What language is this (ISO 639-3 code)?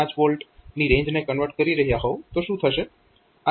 guj